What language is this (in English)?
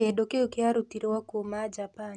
Kikuyu